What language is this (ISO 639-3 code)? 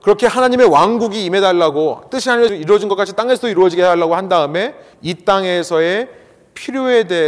kor